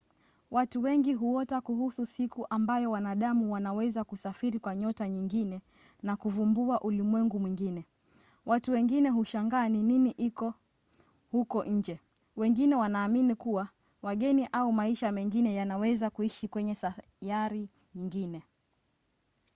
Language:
Swahili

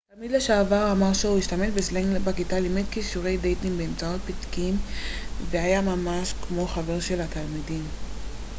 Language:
Hebrew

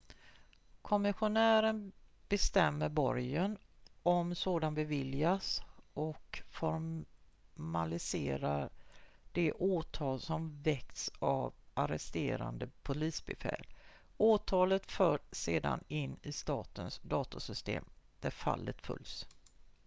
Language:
Swedish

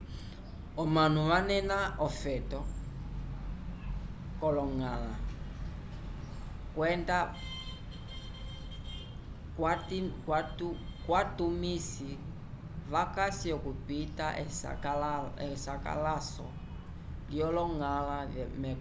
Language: Umbundu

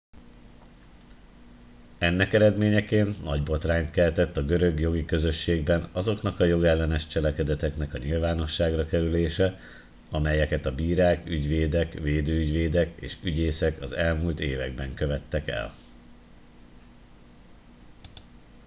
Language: Hungarian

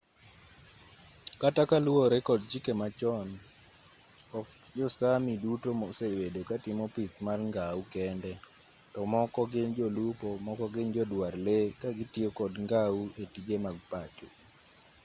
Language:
Luo (Kenya and Tanzania)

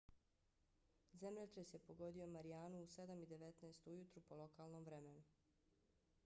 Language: Bosnian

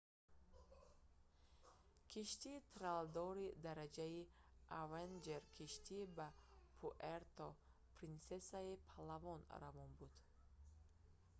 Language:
Tajik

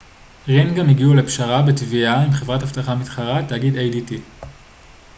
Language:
Hebrew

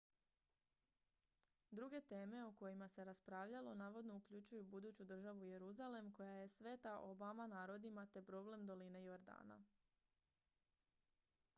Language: Croatian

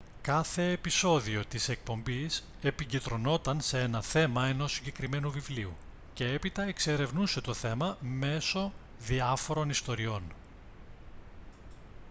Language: Greek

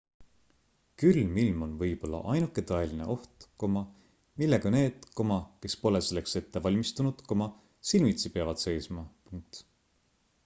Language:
Estonian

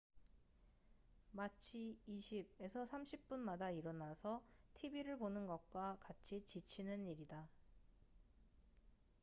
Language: Korean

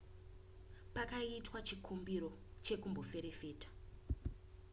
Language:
Shona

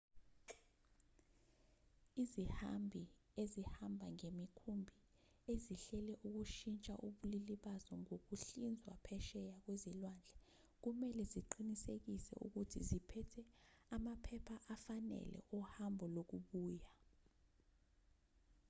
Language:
Zulu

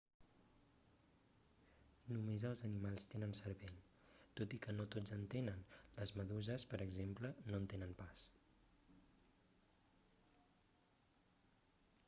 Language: Catalan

